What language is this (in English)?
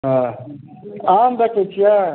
Maithili